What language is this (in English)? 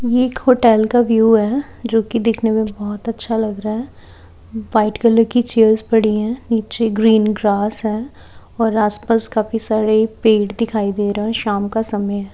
Hindi